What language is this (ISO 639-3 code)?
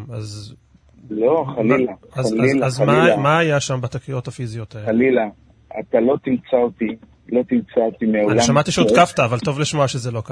heb